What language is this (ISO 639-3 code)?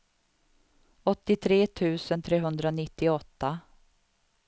swe